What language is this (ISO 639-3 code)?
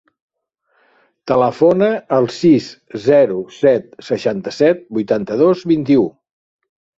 cat